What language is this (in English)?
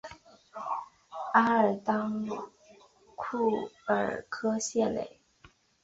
Chinese